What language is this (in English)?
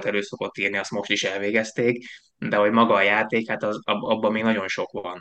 Hungarian